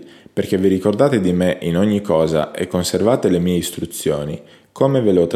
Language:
Italian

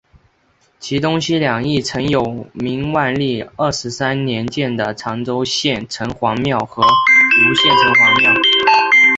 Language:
Chinese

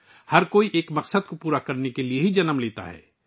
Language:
Urdu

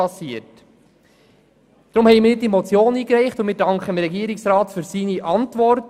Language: Swiss German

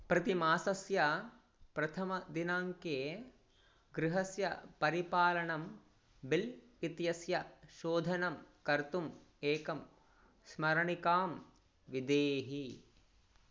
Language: Sanskrit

